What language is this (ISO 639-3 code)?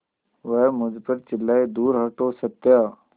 hin